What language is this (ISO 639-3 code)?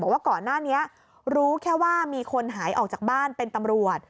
tha